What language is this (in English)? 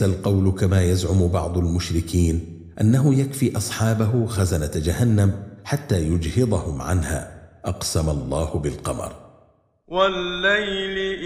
Arabic